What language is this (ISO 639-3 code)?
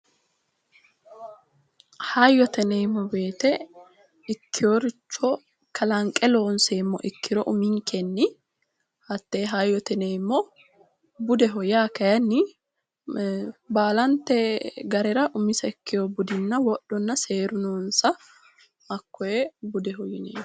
sid